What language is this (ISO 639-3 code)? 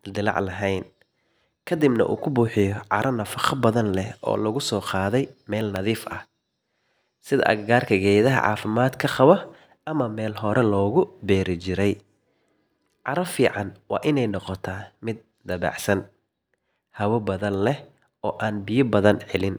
som